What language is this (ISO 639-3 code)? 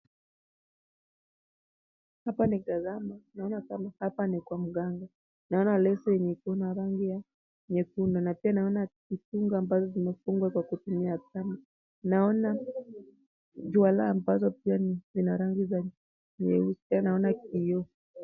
swa